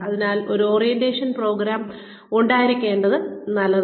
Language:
Malayalam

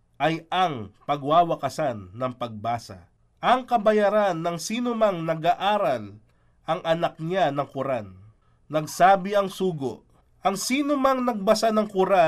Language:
Filipino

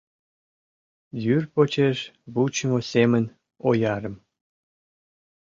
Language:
Mari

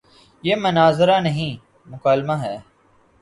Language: Urdu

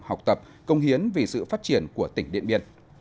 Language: Vietnamese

